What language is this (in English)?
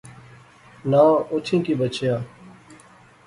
Pahari-Potwari